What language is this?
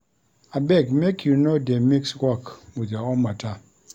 Nigerian Pidgin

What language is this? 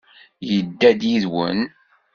Kabyle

